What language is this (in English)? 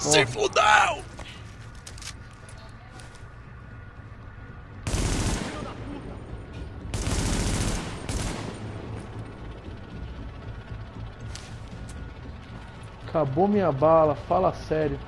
Portuguese